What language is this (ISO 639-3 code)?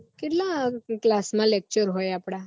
guj